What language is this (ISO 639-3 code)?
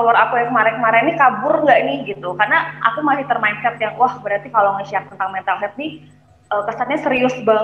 ind